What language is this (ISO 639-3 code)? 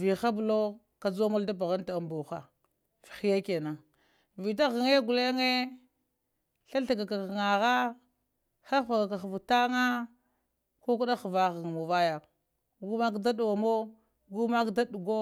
hia